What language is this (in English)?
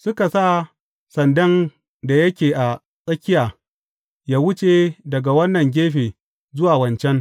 Hausa